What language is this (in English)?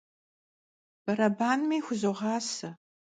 Kabardian